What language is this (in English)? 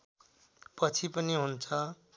Nepali